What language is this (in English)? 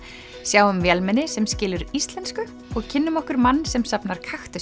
Icelandic